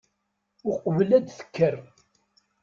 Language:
Kabyle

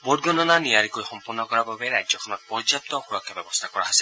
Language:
Assamese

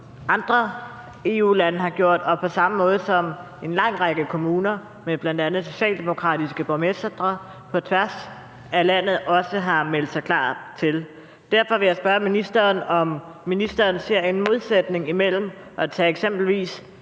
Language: Danish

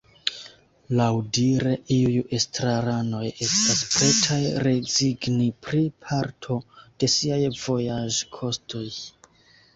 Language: Esperanto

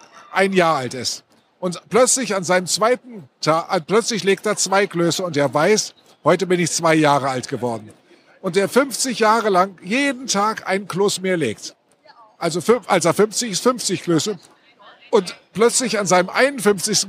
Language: German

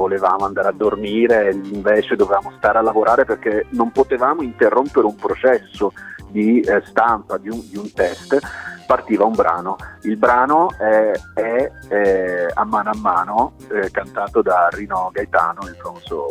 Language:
Italian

